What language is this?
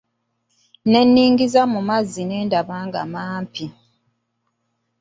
Ganda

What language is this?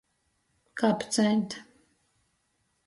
Latgalian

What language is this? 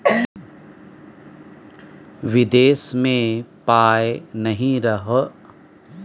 Maithili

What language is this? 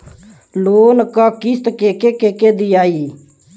Bhojpuri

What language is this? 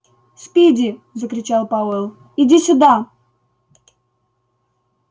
Russian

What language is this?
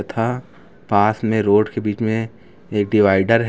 Hindi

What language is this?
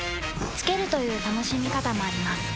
Japanese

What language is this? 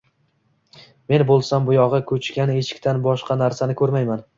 Uzbek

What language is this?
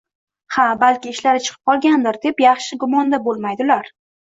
Uzbek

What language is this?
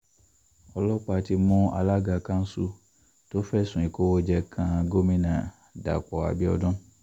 Yoruba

